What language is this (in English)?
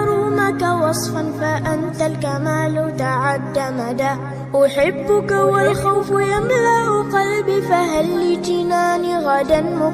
Arabic